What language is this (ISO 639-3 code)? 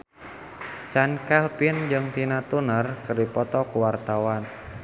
sun